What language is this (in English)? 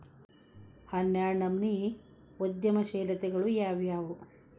Kannada